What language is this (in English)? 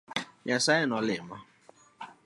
Luo (Kenya and Tanzania)